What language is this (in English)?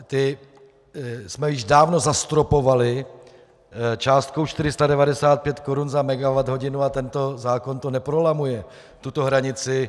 Czech